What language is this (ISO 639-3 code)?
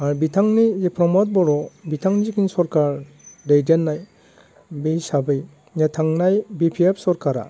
brx